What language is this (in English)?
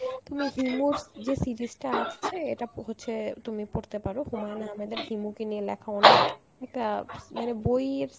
Bangla